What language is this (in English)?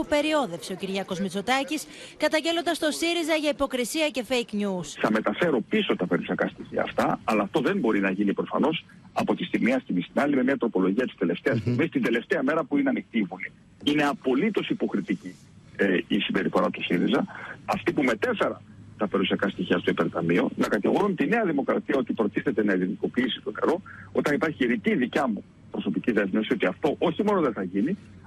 Greek